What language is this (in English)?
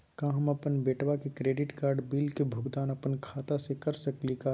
Magahi